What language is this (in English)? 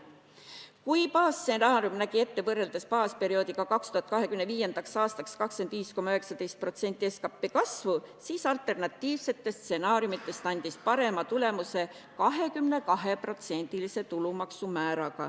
Estonian